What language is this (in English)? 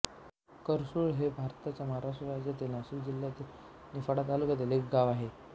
Marathi